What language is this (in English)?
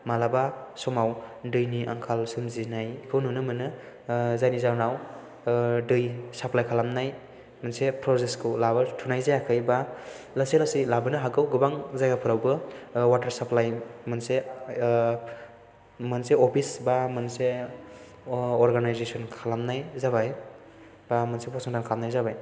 Bodo